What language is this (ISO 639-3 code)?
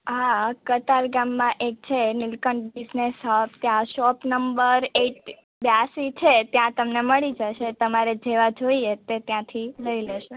guj